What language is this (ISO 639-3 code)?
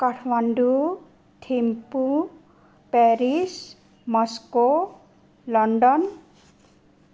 nep